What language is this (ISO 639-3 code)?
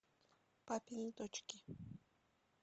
rus